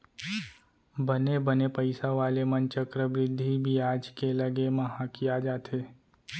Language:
Chhattisgarhi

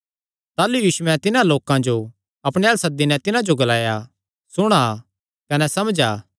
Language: Kangri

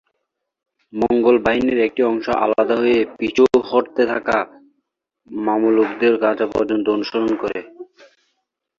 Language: Bangla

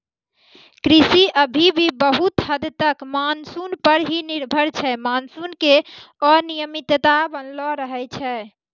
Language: Maithili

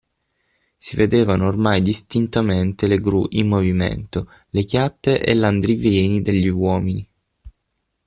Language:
Italian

